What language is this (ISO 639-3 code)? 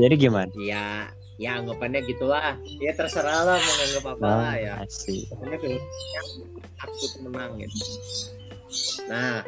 ind